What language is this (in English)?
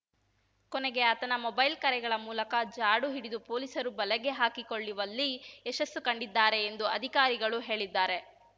Kannada